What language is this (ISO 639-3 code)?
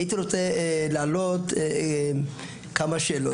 heb